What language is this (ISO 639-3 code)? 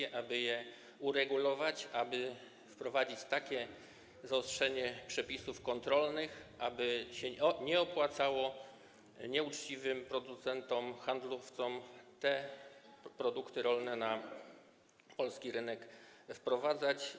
pol